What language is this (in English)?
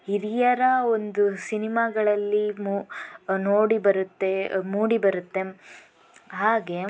Kannada